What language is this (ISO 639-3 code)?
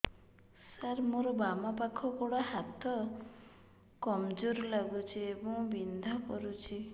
ori